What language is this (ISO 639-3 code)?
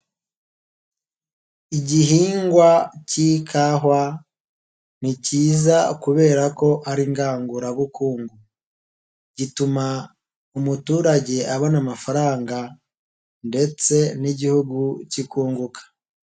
kin